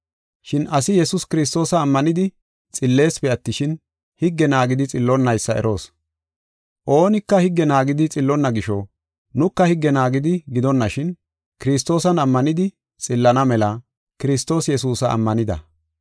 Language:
Gofa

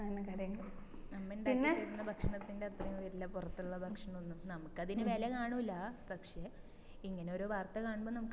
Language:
Malayalam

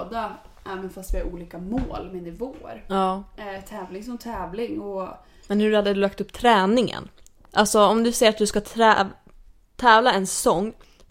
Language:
Swedish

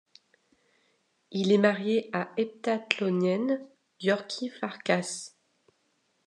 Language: French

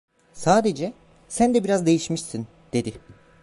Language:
Turkish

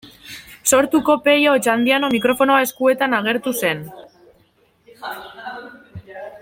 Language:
Basque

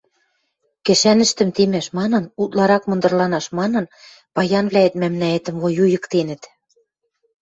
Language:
Western Mari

